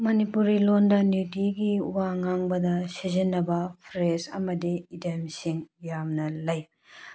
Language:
Manipuri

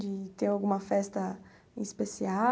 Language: Portuguese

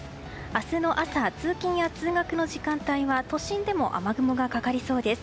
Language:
Japanese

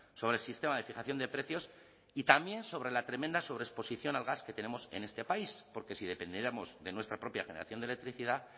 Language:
Spanish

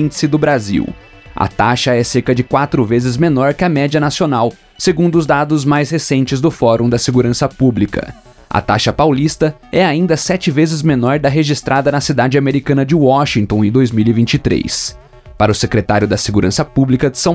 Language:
Portuguese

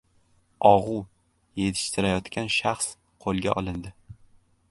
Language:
Uzbek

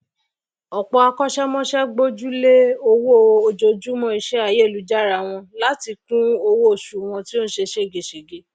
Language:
Yoruba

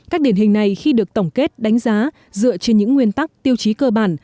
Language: Vietnamese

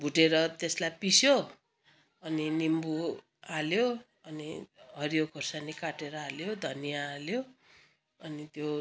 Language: Nepali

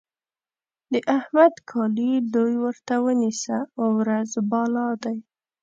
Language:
Pashto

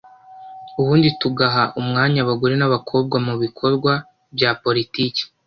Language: Kinyarwanda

